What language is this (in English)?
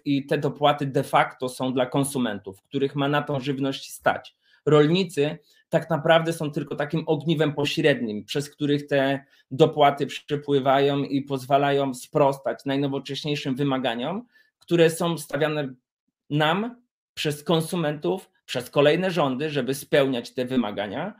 Polish